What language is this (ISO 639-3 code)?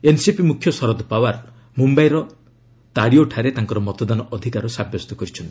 ori